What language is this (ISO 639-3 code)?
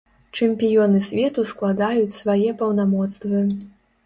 bel